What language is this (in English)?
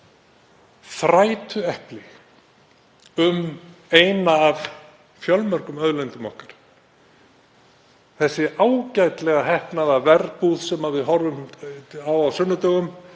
Icelandic